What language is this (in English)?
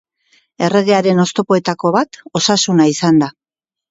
Basque